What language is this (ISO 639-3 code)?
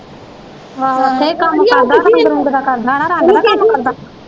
pan